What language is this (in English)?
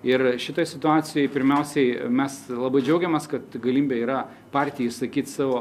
Lithuanian